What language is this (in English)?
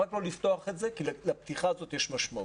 Hebrew